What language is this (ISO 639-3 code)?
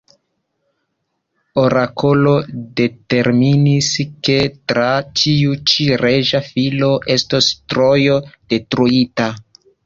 epo